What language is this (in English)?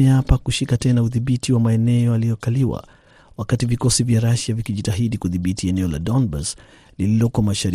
Swahili